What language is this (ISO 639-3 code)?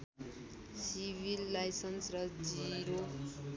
nep